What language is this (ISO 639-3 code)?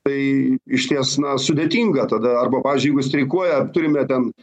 lit